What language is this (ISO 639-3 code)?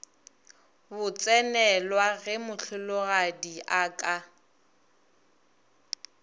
nso